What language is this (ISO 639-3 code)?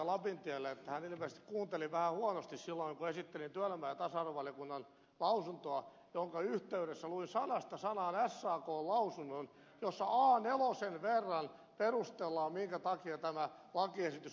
fin